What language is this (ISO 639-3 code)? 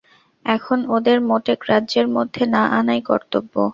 ben